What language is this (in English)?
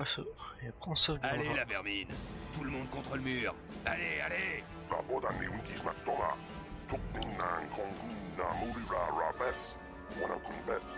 French